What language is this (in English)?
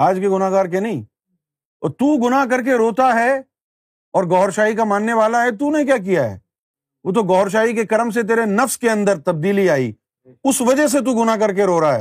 Urdu